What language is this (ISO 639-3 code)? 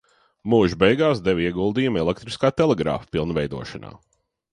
lav